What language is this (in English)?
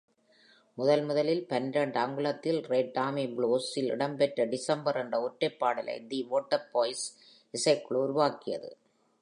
Tamil